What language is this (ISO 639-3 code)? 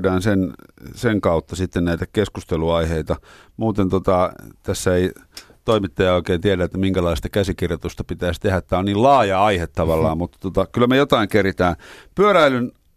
fin